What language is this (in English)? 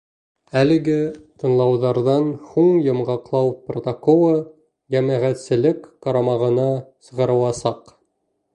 Bashkir